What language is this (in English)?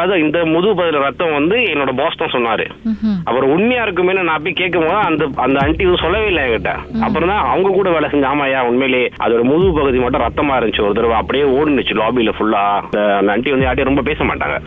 Tamil